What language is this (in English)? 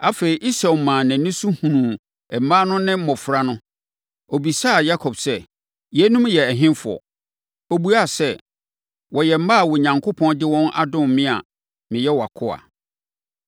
Akan